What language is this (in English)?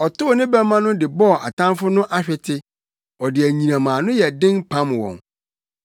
Akan